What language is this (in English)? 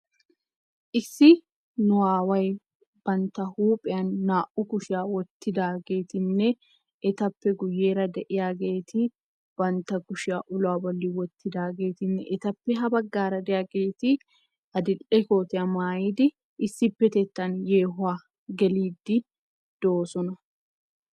Wolaytta